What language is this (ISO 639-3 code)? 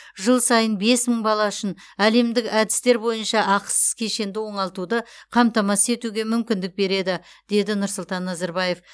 kaz